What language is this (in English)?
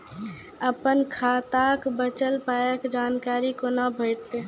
Maithili